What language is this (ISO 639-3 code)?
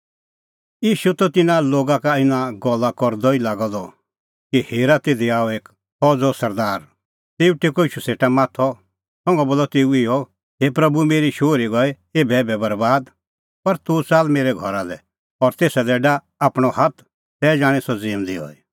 kfx